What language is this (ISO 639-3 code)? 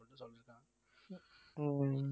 tam